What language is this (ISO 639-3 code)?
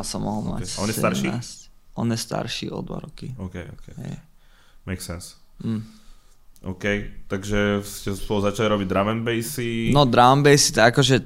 ces